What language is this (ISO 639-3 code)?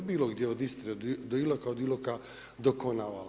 hrv